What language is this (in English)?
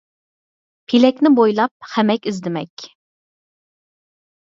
Uyghur